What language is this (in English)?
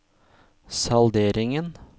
Norwegian